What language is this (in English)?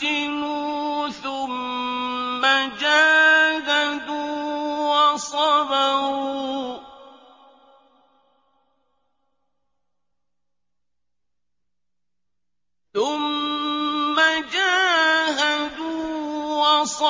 Arabic